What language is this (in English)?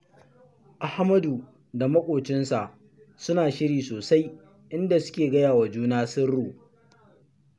Hausa